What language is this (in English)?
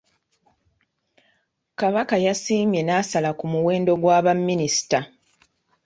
Ganda